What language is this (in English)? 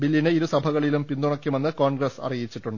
Malayalam